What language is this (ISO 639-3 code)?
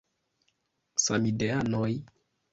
epo